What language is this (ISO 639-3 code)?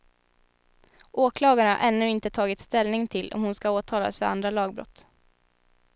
swe